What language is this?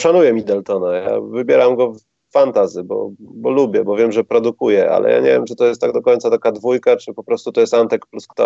Polish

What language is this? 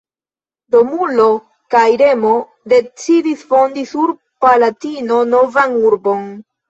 Esperanto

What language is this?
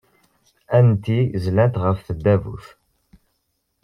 Kabyle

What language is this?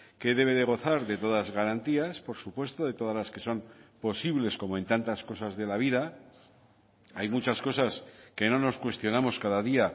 Spanish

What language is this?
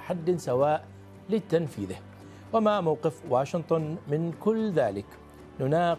Arabic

